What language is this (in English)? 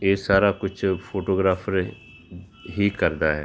Punjabi